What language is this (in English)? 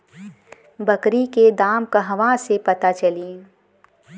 Bhojpuri